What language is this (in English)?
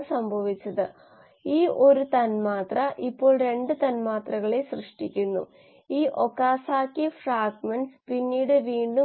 Malayalam